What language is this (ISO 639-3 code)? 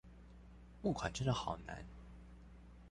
zho